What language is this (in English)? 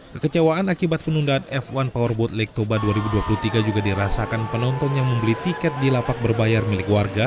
Indonesian